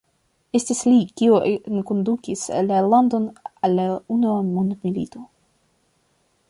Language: Esperanto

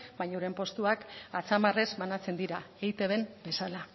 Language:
Basque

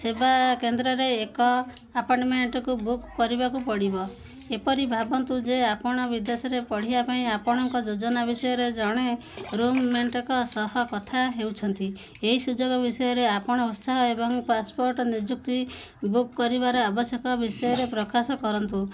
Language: Odia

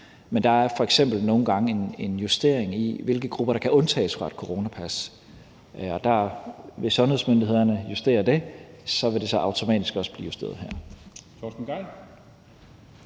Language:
Danish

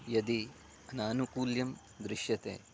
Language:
Sanskrit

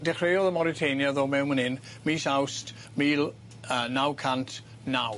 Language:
Welsh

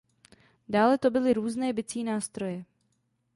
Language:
Czech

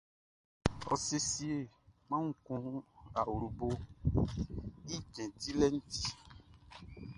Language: Baoulé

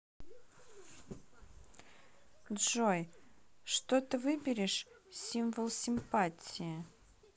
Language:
Russian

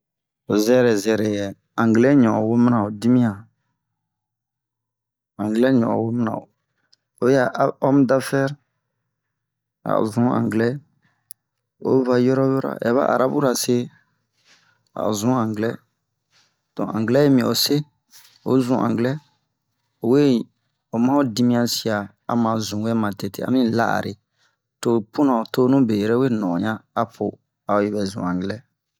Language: Bomu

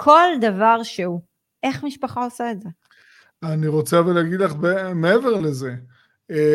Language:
Hebrew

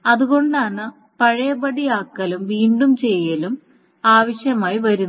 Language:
Malayalam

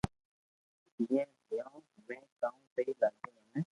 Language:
Loarki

